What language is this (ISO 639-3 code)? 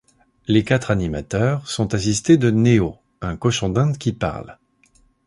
fra